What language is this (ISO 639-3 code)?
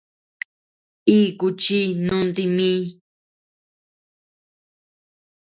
cux